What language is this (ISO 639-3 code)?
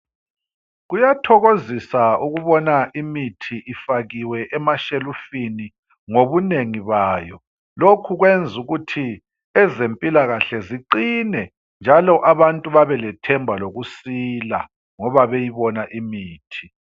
nde